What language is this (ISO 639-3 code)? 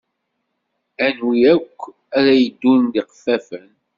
kab